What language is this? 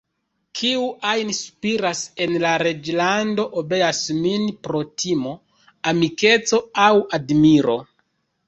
Esperanto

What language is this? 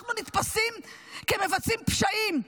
Hebrew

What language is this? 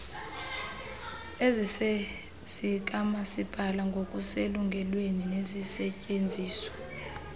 Xhosa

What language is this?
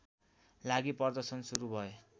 Nepali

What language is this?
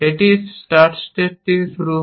Bangla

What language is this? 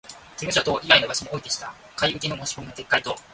Japanese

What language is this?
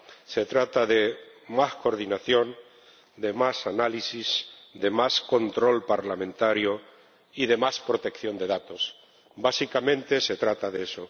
Spanish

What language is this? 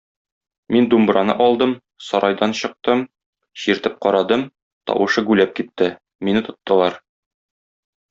Tatar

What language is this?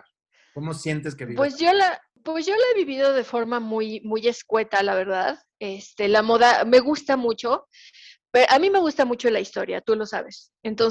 Spanish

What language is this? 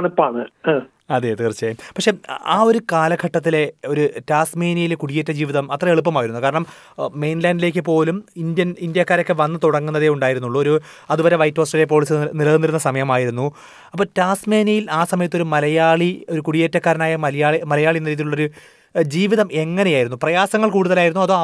Malayalam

